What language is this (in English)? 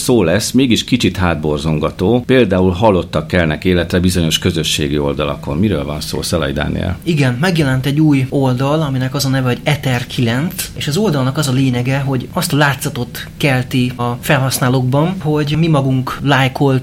Hungarian